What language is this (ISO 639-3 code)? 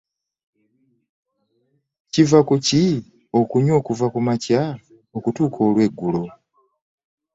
lug